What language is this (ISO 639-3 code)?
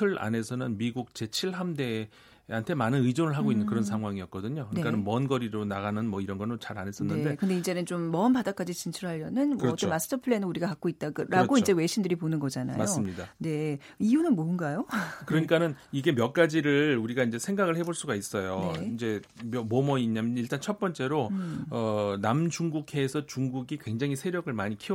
kor